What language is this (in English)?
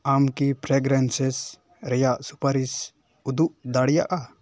Santali